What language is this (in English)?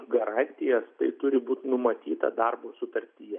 Lithuanian